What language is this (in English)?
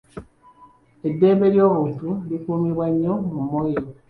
Ganda